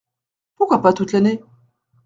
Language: French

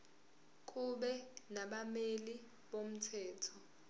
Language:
Zulu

